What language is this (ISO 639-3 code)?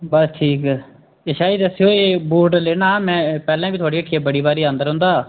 doi